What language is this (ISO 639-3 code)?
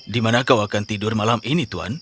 ind